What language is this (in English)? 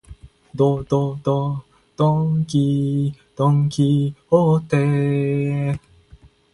Japanese